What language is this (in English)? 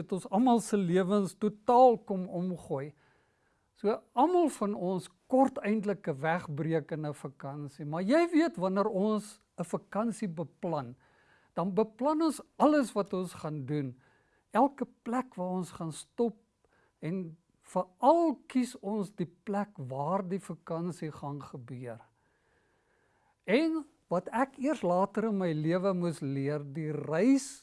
Dutch